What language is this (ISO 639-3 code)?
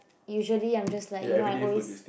eng